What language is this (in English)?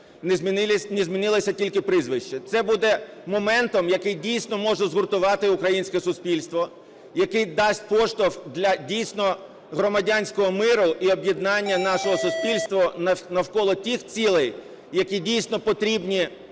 Ukrainian